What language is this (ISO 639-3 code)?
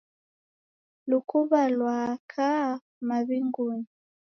dav